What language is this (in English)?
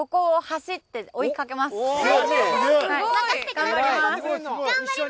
Japanese